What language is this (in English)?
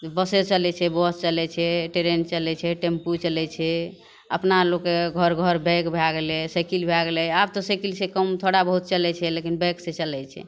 Maithili